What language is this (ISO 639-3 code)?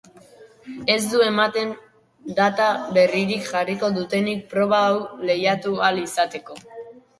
eus